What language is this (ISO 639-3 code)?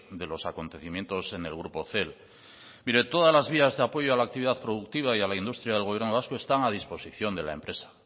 spa